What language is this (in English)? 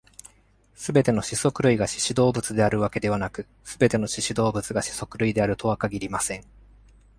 Japanese